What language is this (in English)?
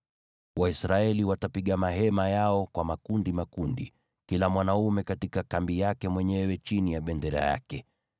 Swahili